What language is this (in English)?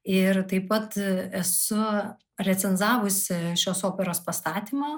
Lithuanian